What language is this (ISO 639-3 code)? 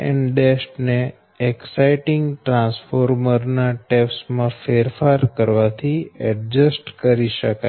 guj